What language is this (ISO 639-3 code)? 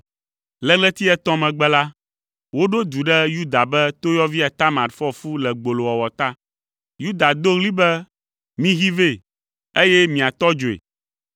ewe